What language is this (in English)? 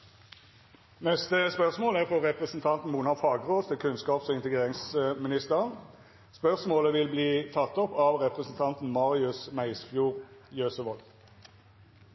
Norwegian Nynorsk